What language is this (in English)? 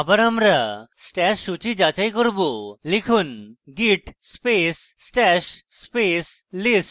Bangla